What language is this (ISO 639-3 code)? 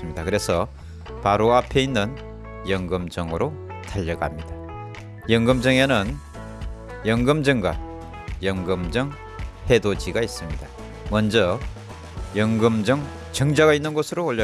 kor